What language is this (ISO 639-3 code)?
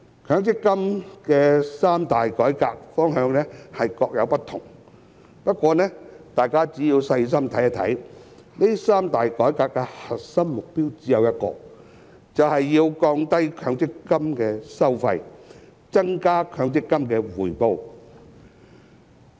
yue